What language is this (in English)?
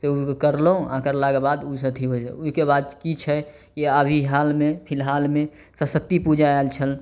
Maithili